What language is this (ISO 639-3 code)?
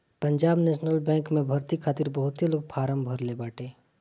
bho